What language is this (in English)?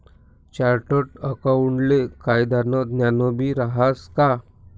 Marathi